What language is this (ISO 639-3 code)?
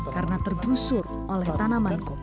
ind